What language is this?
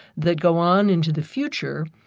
English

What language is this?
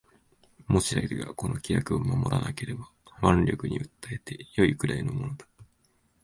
Japanese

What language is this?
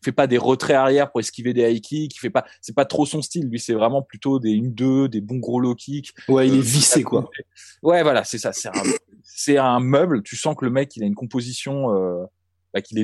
French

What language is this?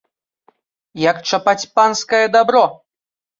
Belarusian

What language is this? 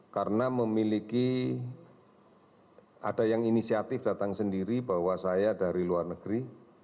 Indonesian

